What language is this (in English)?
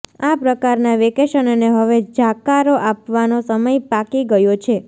Gujarati